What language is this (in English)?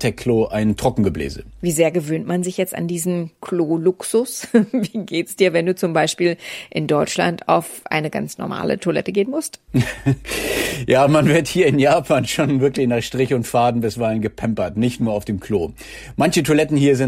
German